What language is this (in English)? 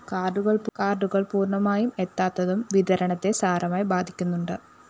Malayalam